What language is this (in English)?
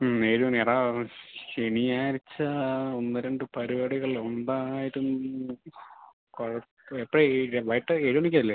Malayalam